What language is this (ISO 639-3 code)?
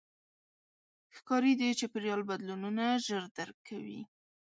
pus